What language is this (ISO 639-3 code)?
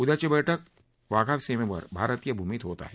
mar